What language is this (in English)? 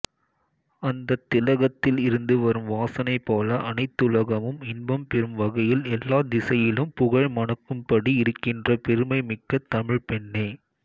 Tamil